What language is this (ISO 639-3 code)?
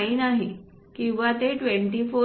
mar